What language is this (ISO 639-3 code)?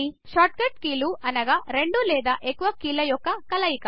tel